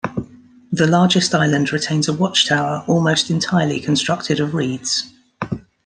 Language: English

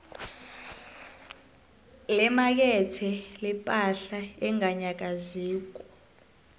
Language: South Ndebele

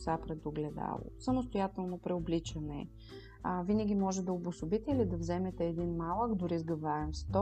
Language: Bulgarian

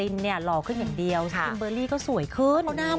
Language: Thai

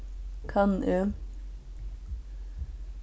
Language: Faroese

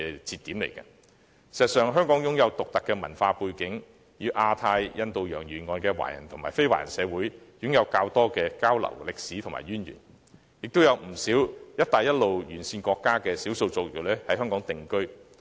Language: Cantonese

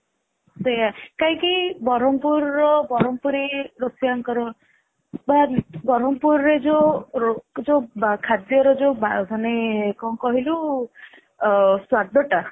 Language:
Odia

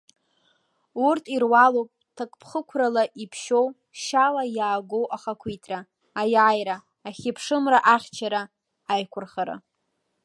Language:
Abkhazian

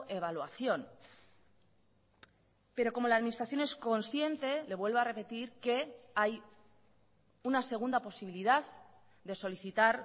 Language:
Spanish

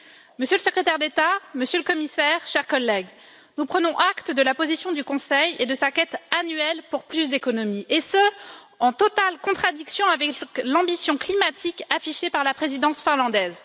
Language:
French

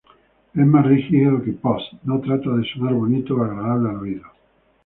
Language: Spanish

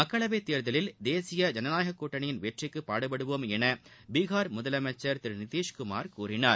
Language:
Tamil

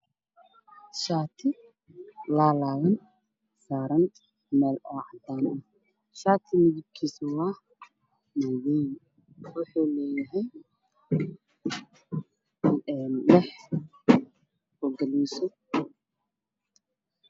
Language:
Somali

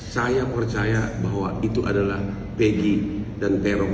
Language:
Indonesian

